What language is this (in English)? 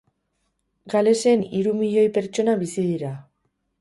Basque